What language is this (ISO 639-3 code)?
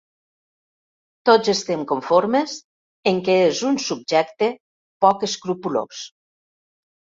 cat